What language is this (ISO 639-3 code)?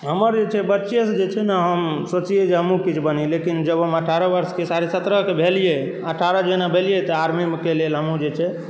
mai